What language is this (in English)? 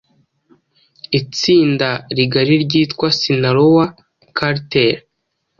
Kinyarwanda